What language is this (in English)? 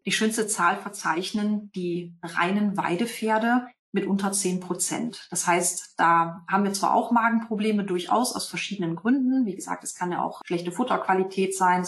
German